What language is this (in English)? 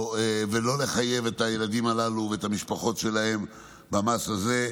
Hebrew